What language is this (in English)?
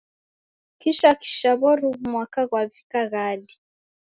Taita